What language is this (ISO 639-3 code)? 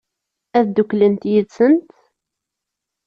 kab